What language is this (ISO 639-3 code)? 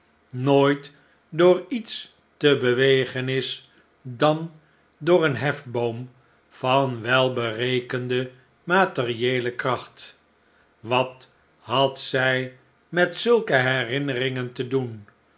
nld